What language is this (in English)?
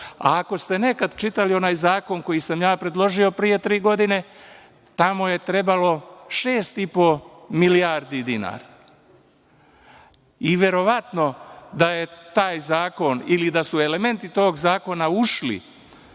Serbian